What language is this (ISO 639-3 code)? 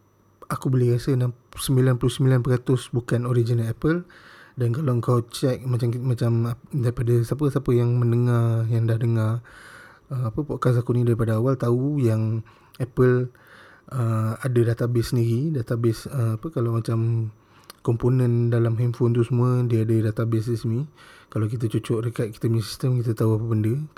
msa